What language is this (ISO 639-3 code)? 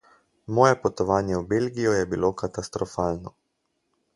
slv